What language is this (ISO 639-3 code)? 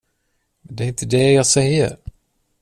swe